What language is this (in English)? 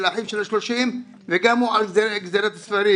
Hebrew